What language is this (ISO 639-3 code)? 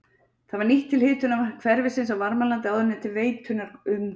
isl